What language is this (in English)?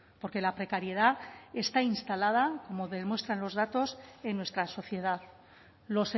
Spanish